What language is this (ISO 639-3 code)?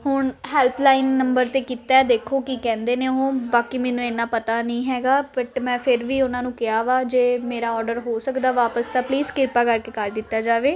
pan